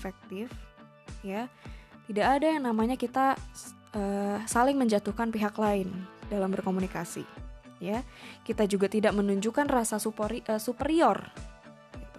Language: Indonesian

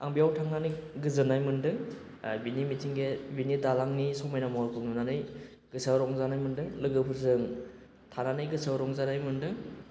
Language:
Bodo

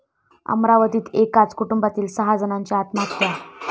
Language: Marathi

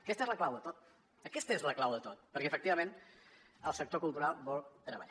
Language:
Catalan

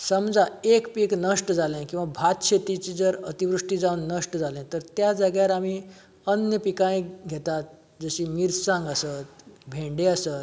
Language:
Konkani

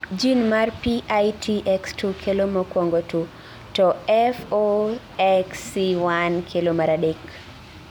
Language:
Luo (Kenya and Tanzania)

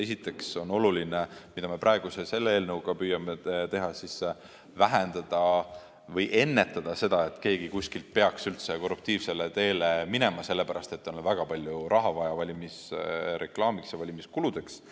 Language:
Estonian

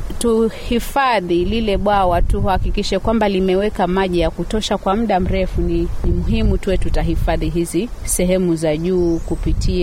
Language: Swahili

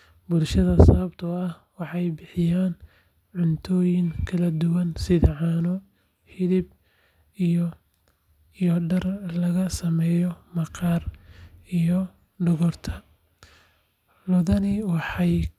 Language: Somali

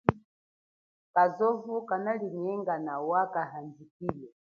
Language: Chokwe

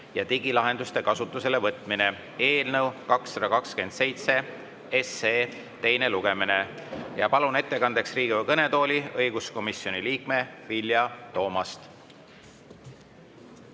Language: Estonian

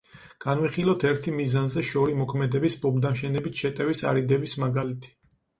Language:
Georgian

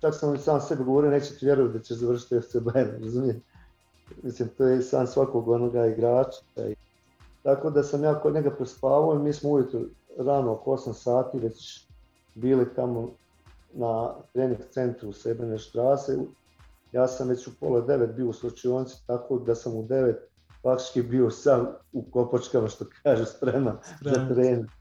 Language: Croatian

